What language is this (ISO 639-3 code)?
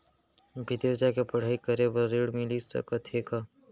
hne